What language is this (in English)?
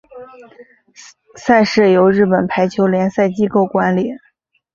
Chinese